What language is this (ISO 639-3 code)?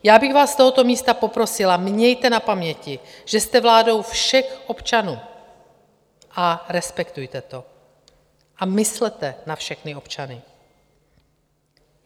ces